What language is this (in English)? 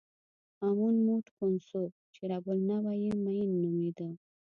Pashto